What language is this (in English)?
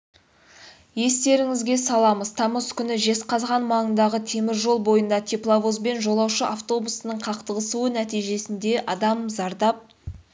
Kazakh